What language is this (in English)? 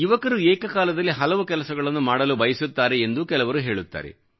Kannada